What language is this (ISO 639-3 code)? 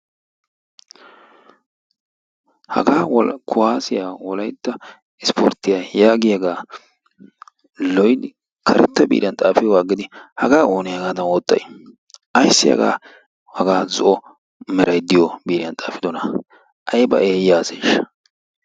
wal